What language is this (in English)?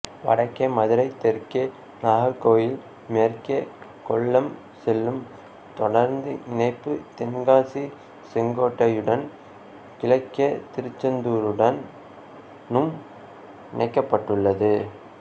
Tamil